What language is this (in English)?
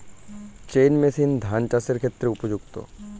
Bangla